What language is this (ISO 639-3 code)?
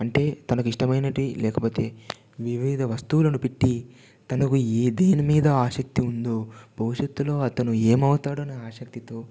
tel